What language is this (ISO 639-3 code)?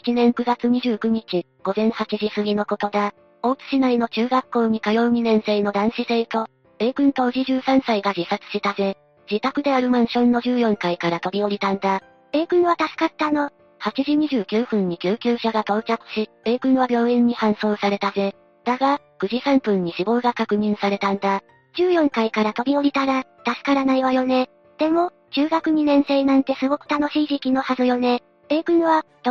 jpn